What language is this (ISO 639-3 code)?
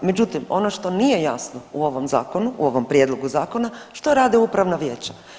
hrv